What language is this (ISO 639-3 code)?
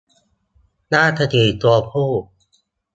tha